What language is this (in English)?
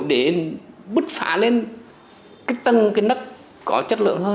Vietnamese